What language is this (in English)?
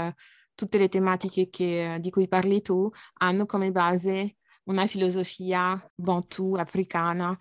Italian